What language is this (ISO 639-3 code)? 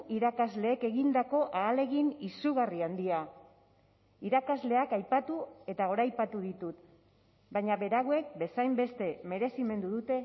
eus